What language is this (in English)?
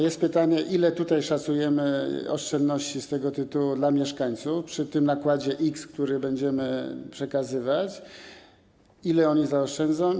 Polish